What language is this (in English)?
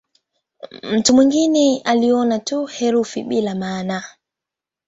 Swahili